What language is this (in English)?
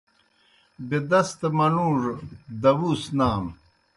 Kohistani Shina